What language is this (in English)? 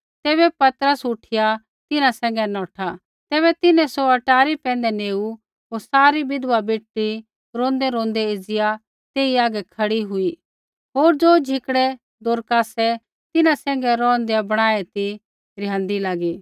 Kullu Pahari